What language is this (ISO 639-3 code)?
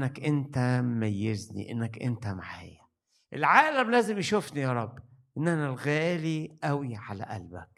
ara